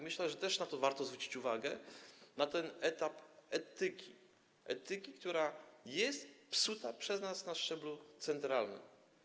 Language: Polish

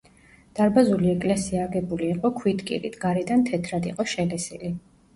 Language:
Georgian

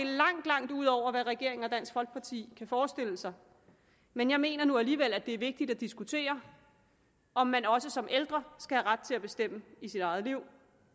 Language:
Danish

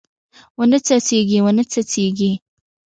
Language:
Pashto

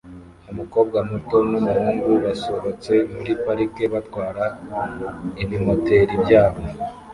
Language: Kinyarwanda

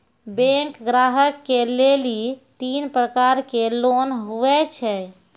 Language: Maithili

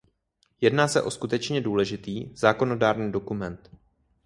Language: Czech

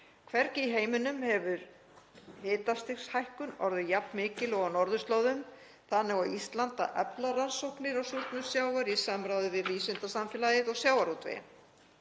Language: Icelandic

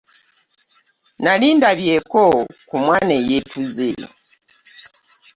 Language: Ganda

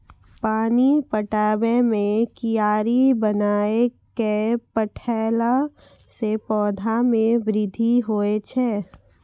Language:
Maithili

